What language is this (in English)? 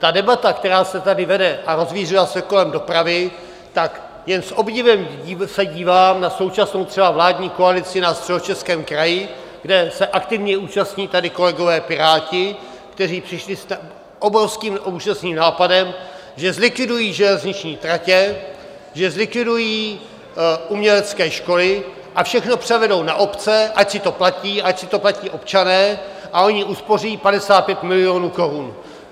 Czech